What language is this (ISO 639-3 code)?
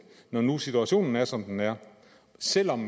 dan